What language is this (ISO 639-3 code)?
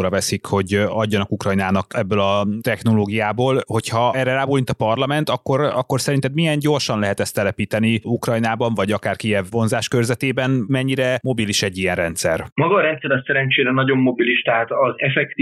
hun